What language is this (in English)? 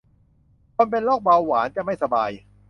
Thai